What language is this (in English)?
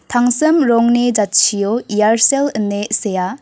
Garo